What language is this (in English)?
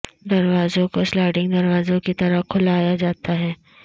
Urdu